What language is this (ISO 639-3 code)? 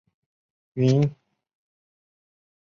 zho